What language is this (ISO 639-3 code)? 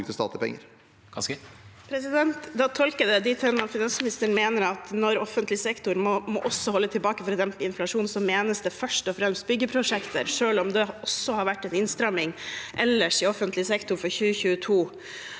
nor